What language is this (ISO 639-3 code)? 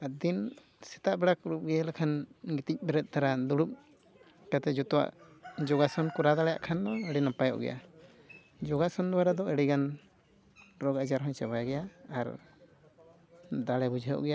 sat